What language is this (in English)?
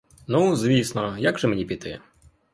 Ukrainian